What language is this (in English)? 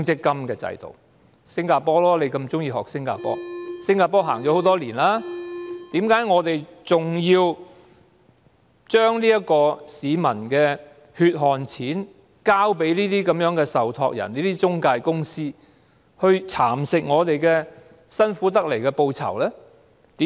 Cantonese